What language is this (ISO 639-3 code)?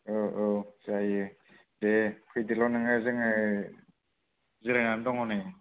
brx